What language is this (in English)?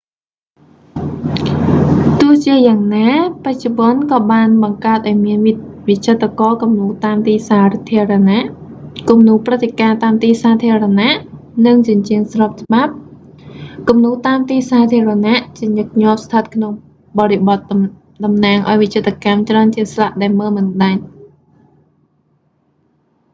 Khmer